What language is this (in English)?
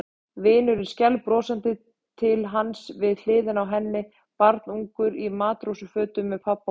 Icelandic